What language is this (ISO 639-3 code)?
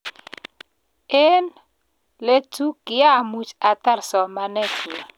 kln